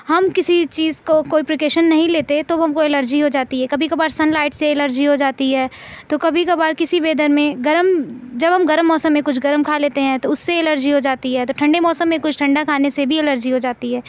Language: Urdu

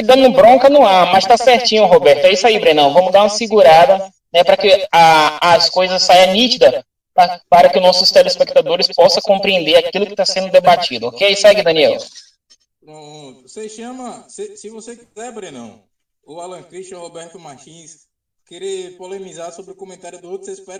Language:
Portuguese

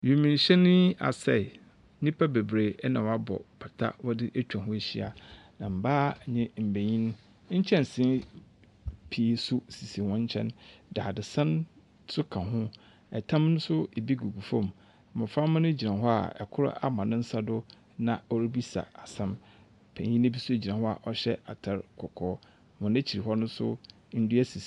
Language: Akan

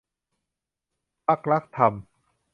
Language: Thai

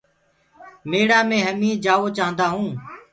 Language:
Gurgula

